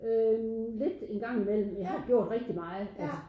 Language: Danish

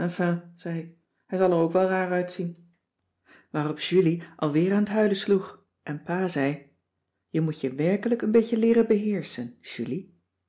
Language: Dutch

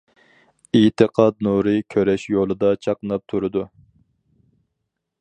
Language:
Uyghur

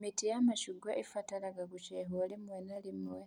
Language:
Kikuyu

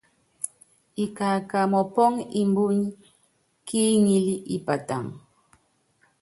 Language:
Yangben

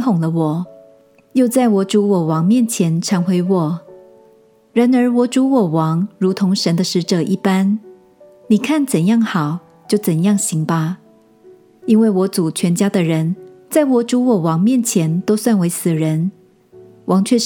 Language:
Chinese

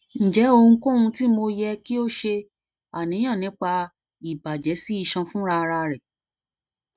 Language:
Yoruba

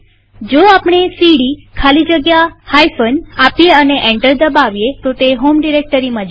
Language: Gujarati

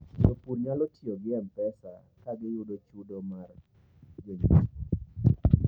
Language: Luo (Kenya and Tanzania)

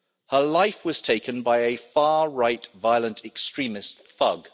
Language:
English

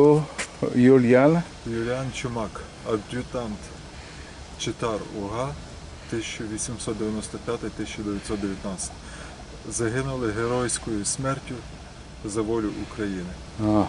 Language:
Polish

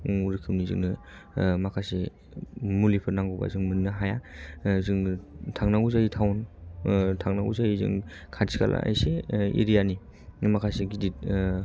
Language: Bodo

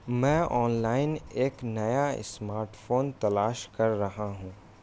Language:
Urdu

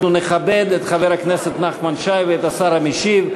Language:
Hebrew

